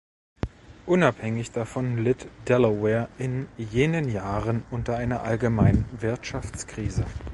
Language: German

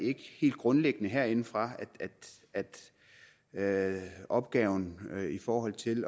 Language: Danish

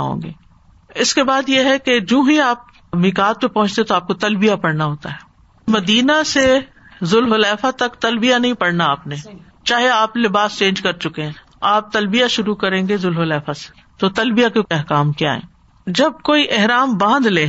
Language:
Urdu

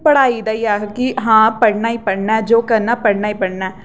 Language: Dogri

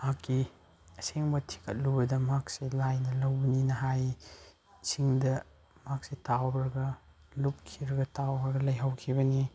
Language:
Manipuri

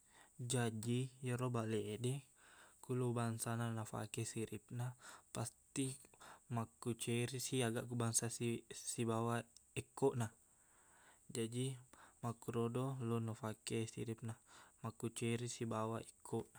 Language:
Buginese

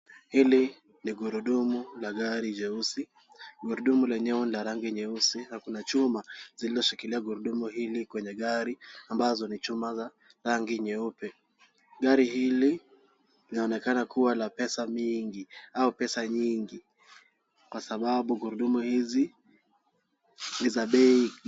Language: Swahili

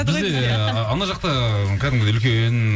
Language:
Kazakh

